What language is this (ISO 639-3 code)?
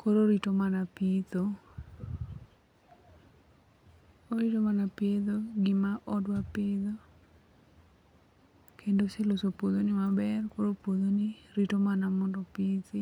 luo